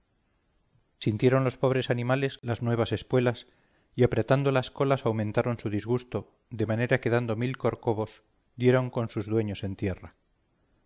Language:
Spanish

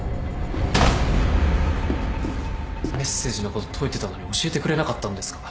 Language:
Japanese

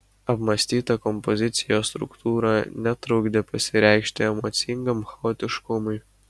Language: Lithuanian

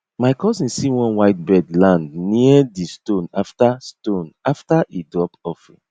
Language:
Nigerian Pidgin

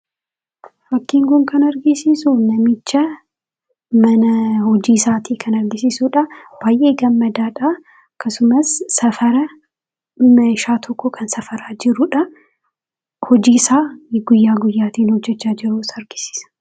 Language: Oromo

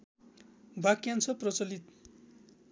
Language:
Nepali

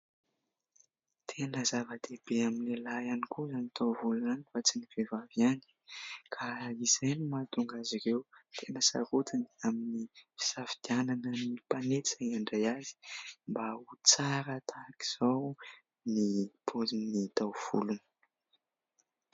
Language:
Malagasy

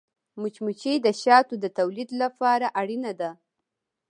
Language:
Pashto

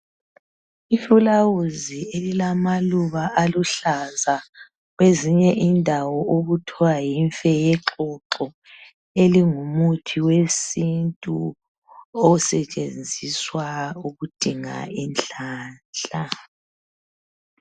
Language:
North Ndebele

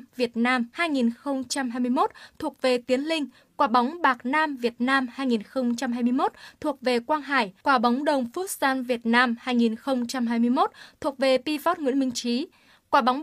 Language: Vietnamese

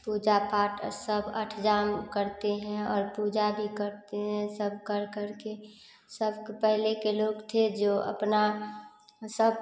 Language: Hindi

